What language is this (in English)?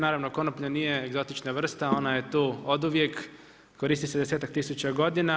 Croatian